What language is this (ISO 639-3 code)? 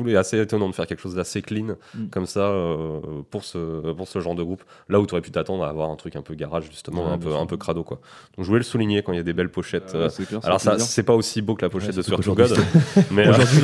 fra